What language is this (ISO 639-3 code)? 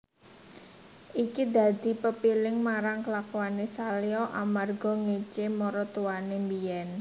jav